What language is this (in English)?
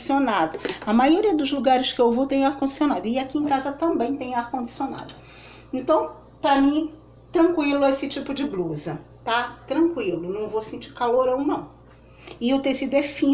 Portuguese